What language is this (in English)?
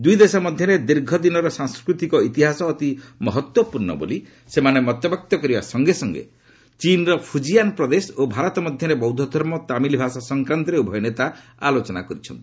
Odia